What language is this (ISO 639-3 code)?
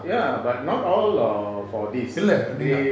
eng